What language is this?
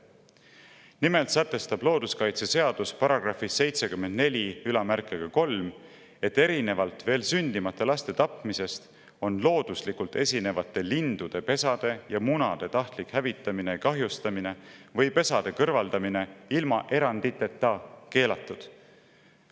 Estonian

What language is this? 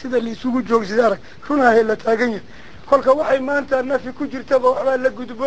Arabic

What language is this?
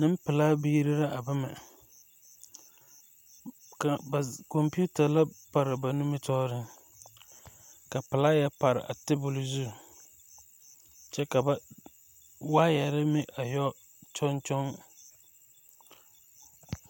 Southern Dagaare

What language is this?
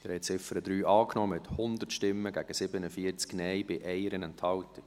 Swiss German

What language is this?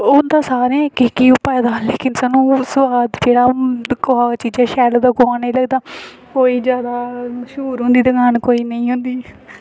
Dogri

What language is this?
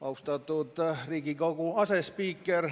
Estonian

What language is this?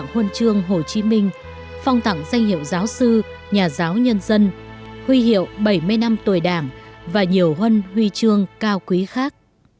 Vietnamese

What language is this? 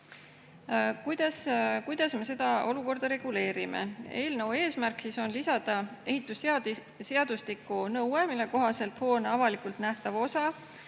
Estonian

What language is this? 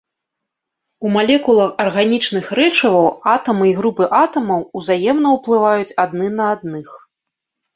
Belarusian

